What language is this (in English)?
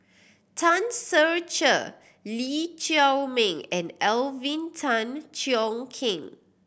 English